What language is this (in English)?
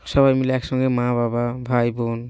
Bangla